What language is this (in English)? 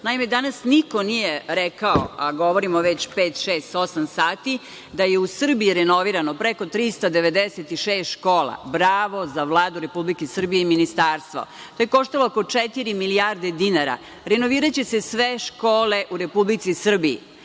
Serbian